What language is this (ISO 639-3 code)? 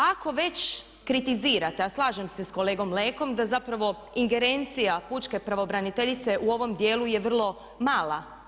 hrv